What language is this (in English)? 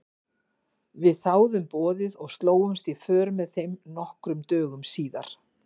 Icelandic